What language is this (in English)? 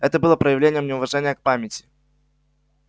Russian